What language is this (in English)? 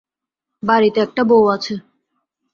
Bangla